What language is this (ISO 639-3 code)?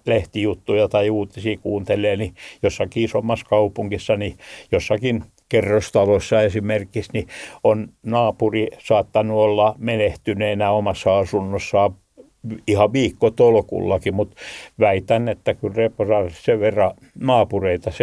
fin